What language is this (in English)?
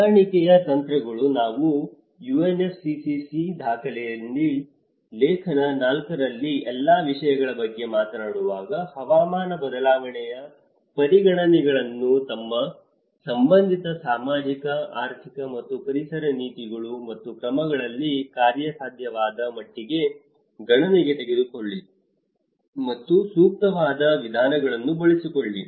Kannada